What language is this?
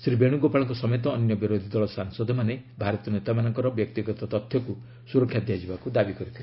Odia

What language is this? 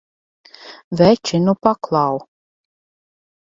Latvian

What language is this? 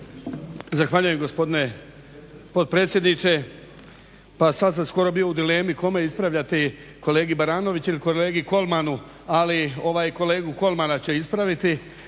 Croatian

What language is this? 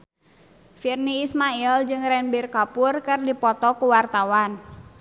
Sundanese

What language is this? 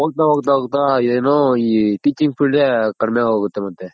Kannada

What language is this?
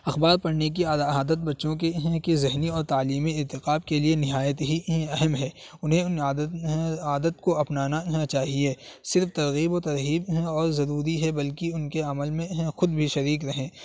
Urdu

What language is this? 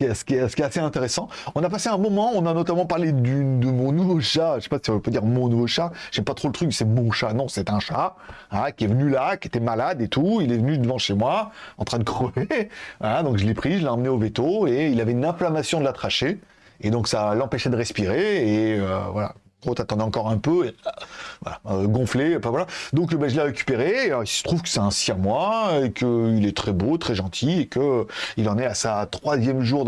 French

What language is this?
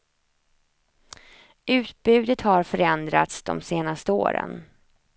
Swedish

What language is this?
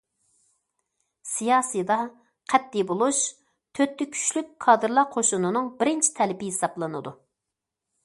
Uyghur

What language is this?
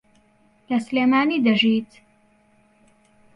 Central Kurdish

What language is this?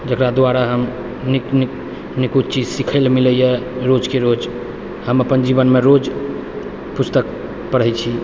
Maithili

